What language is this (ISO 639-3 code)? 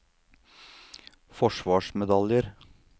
nor